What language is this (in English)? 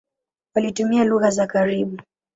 Swahili